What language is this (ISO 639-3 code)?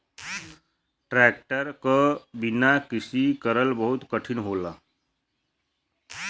bho